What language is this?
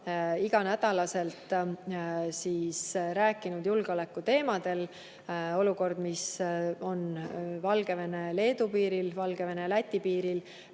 Estonian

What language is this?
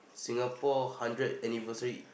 English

